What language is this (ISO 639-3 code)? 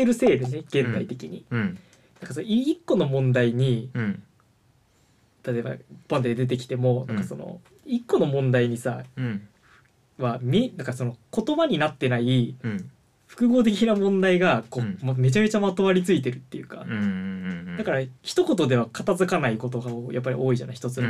jpn